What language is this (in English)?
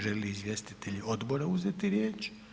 Croatian